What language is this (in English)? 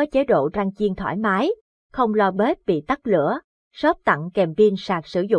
Vietnamese